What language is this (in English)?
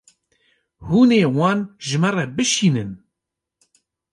Kurdish